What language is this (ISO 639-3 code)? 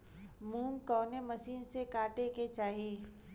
bho